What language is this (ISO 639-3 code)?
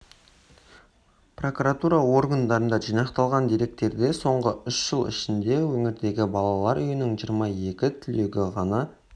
kaz